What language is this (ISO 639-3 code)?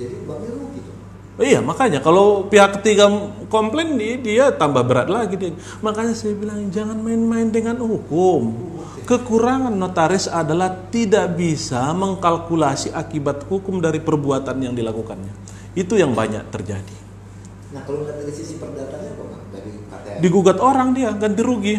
ind